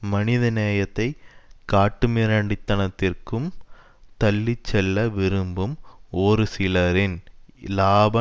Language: Tamil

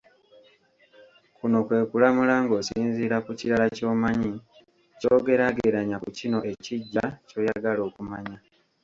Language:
Ganda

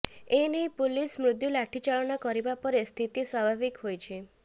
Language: Odia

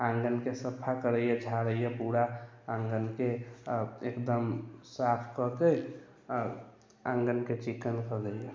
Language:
Maithili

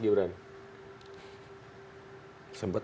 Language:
Indonesian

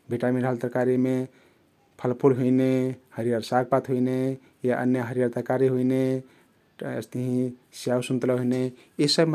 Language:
Kathoriya Tharu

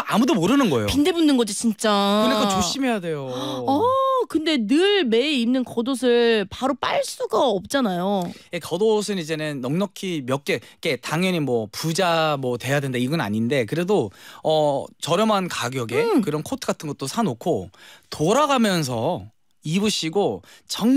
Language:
Korean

